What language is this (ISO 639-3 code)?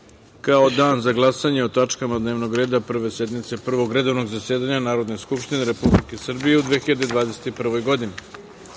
srp